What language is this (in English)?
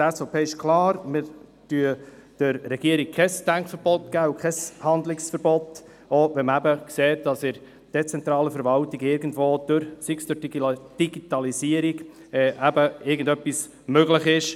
Swiss German